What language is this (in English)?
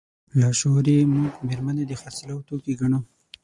Pashto